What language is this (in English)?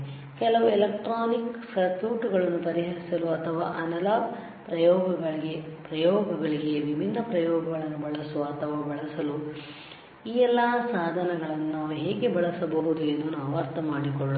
Kannada